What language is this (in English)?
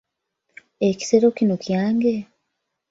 Ganda